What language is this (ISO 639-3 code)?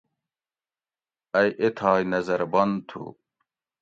gwc